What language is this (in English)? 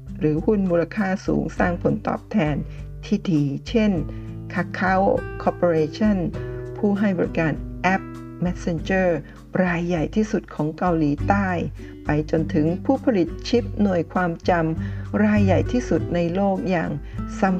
Thai